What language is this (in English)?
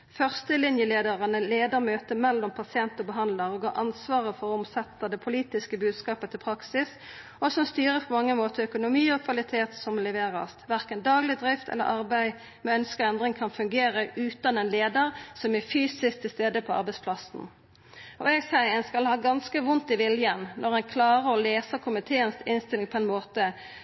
Norwegian Nynorsk